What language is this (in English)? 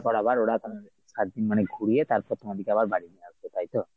Bangla